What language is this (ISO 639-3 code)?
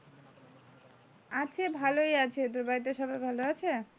ben